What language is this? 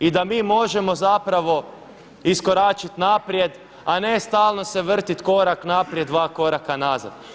Croatian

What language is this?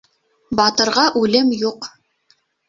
Bashkir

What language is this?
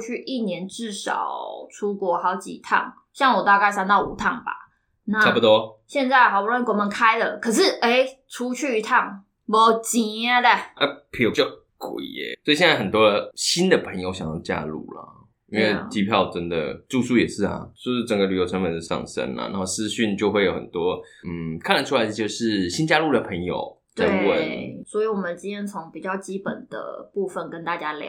Chinese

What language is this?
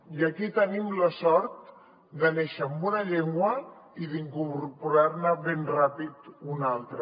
Catalan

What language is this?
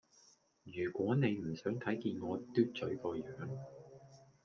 Cantonese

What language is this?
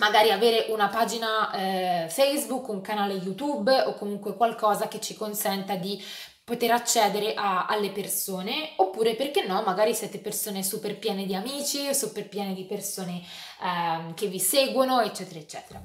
Italian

